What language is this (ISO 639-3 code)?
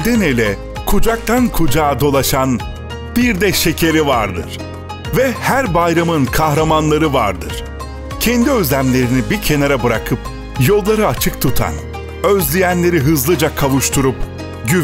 tur